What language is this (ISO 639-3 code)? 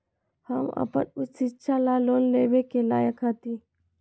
mag